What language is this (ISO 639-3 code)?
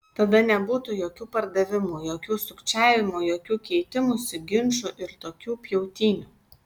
lit